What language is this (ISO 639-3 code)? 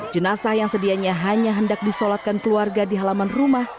ind